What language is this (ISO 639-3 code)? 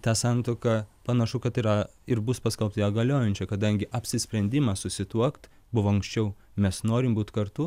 lit